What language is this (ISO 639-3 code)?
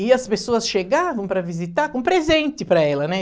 por